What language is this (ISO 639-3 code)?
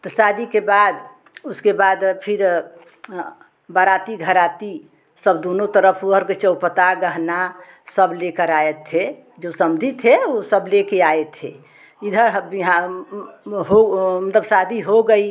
hin